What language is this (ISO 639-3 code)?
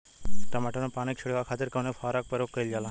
bho